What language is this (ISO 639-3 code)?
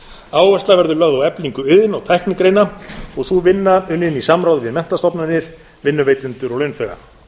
isl